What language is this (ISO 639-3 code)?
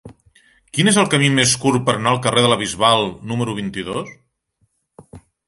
cat